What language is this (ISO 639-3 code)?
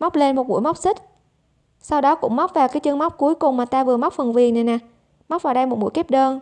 vie